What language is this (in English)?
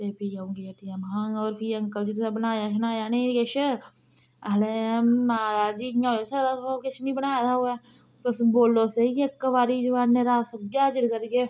Dogri